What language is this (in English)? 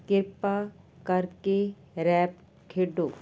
Punjabi